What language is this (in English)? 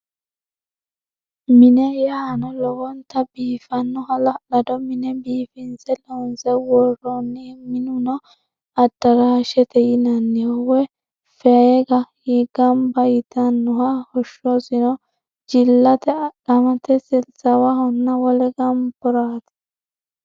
Sidamo